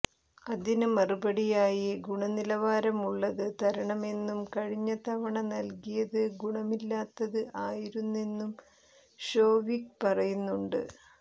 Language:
Malayalam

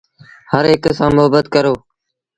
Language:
Sindhi Bhil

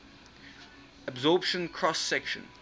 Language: English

